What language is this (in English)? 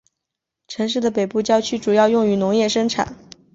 Chinese